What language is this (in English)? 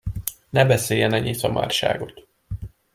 Hungarian